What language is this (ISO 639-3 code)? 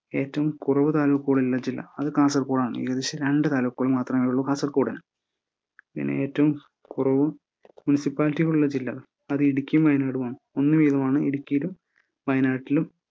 mal